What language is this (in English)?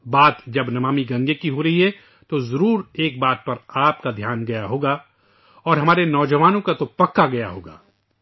Urdu